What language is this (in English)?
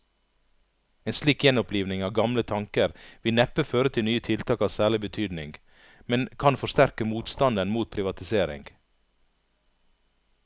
Norwegian